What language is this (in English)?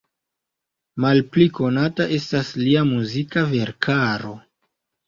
Esperanto